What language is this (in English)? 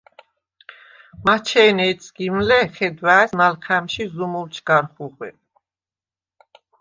Svan